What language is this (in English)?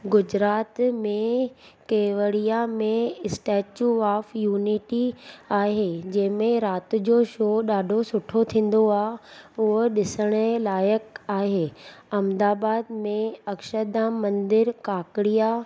Sindhi